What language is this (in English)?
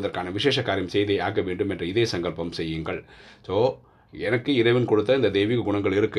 Tamil